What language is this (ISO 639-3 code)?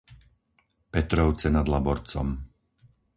slk